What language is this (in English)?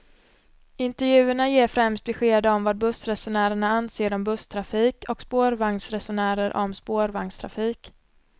Swedish